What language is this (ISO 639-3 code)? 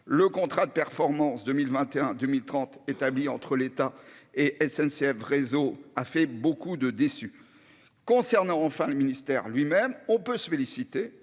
fra